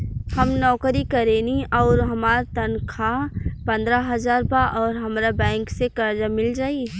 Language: Bhojpuri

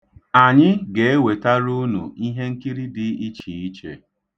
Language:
Igbo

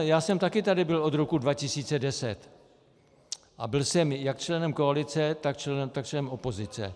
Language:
Czech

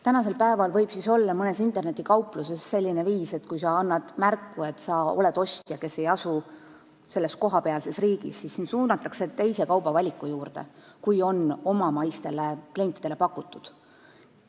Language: Estonian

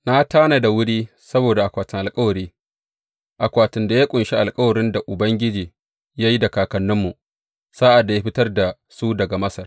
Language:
Hausa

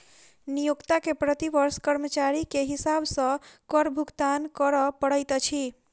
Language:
Maithili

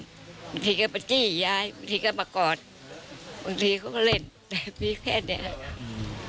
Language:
Thai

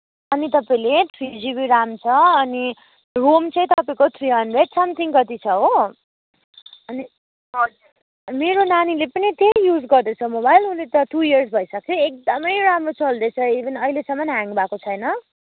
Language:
Nepali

